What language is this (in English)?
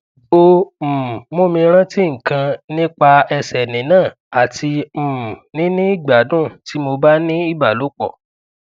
Yoruba